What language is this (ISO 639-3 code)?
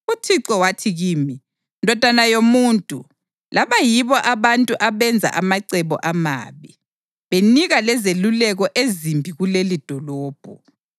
nde